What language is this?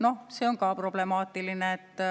Estonian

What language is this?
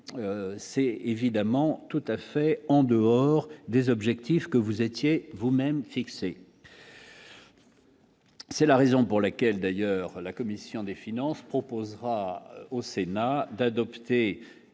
French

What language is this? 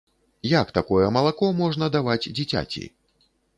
Belarusian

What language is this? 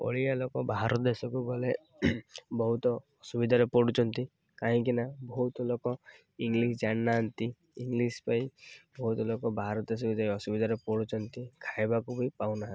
Odia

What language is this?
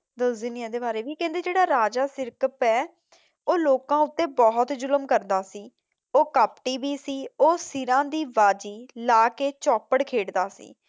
Punjabi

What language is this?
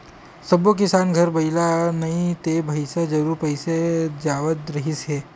Chhattisgarhi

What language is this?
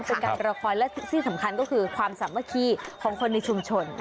Thai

